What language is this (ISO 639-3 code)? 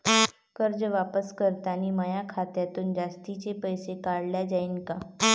mar